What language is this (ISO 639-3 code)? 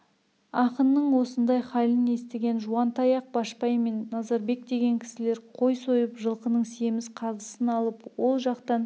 kaz